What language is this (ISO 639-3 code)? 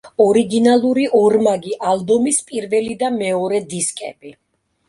kat